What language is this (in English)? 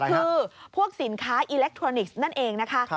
Thai